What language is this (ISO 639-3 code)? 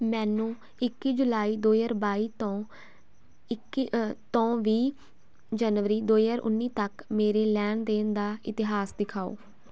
pan